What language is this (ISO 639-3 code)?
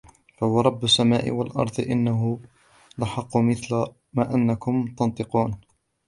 ara